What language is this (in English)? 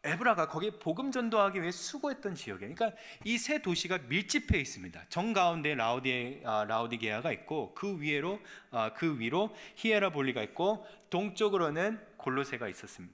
Korean